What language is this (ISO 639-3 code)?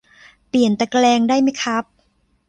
tha